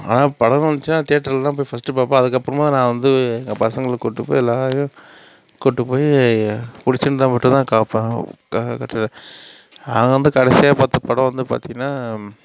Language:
Tamil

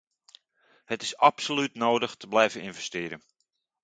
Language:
Dutch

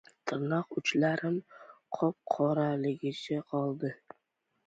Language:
Uzbek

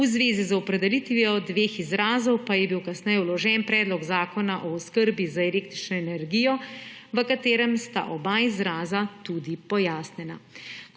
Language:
Slovenian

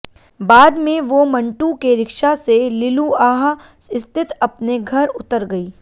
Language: Hindi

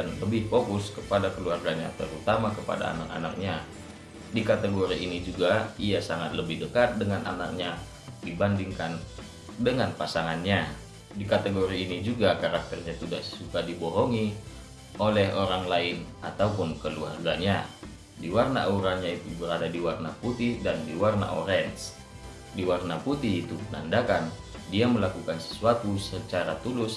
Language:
Indonesian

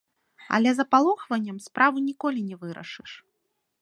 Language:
Belarusian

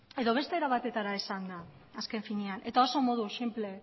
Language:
Basque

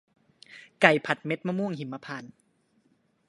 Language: Thai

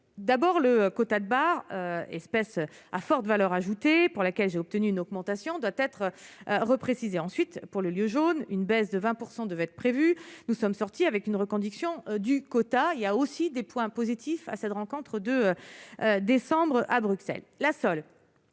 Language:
French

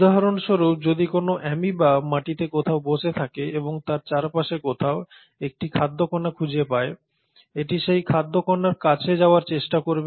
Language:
Bangla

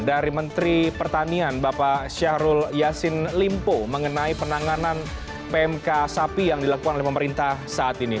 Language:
Indonesian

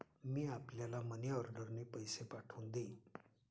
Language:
Marathi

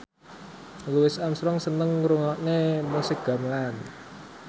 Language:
Javanese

